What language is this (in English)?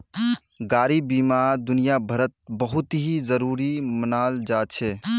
Magahi